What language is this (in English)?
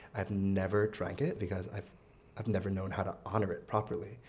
English